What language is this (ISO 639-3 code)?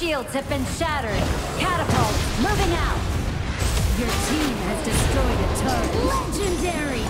eng